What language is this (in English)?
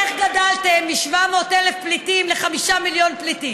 Hebrew